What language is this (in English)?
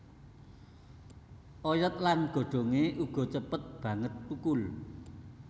Javanese